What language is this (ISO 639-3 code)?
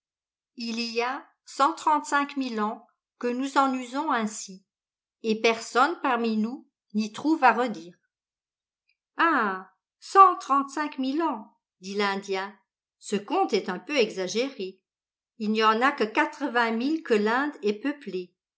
fra